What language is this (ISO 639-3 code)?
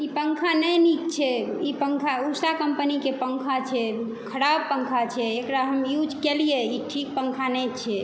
mai